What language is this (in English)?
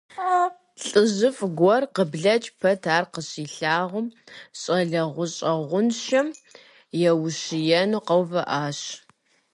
Kabardian